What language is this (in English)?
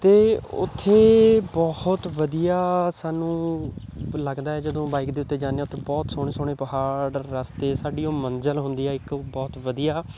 Punjabi